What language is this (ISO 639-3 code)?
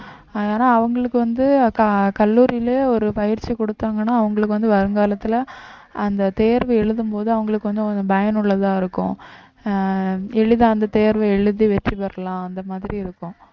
tam